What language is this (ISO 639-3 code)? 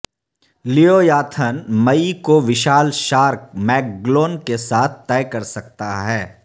urd